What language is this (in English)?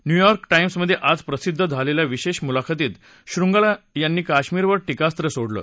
Marathi